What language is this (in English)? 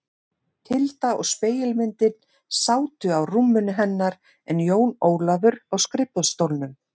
Icelandic